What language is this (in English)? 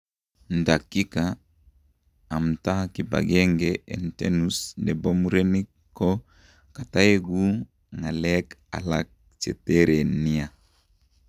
Kalenjin